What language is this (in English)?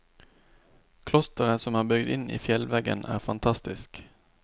Norwegian